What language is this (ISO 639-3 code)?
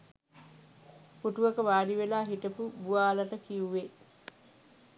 sin